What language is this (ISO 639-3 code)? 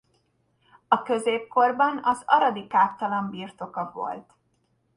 hun